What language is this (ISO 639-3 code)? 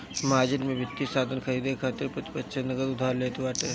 bho